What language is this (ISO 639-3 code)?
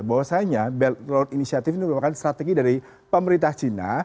ind